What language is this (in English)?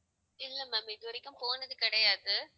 Tamil